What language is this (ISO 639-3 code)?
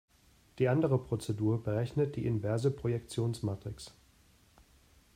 deu